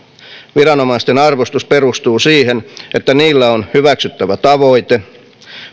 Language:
Finnish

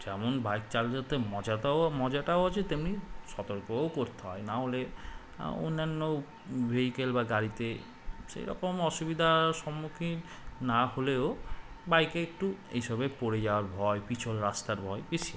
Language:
Bangla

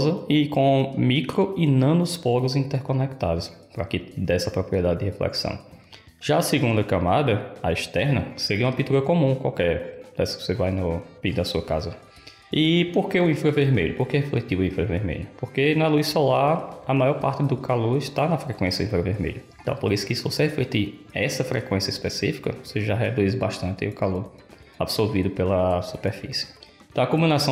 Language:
Portuguese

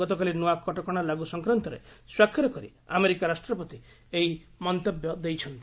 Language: Odia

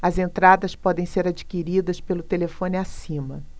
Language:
Portuguese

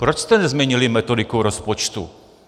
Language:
Czech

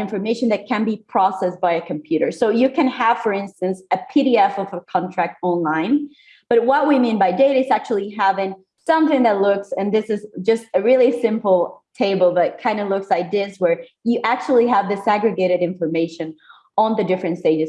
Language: English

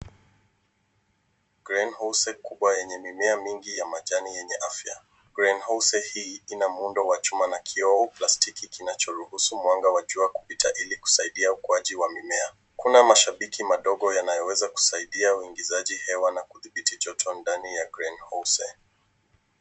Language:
Swahili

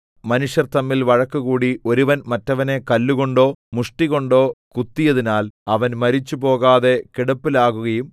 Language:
Malayalam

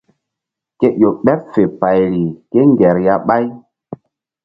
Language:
Mbum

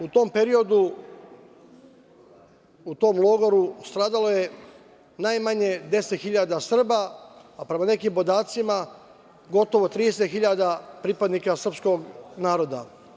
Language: Serbian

